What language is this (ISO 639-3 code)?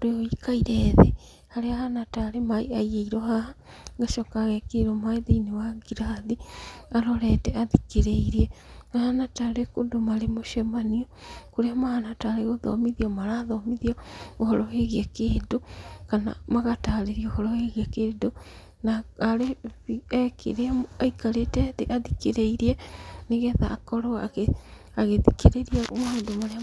kik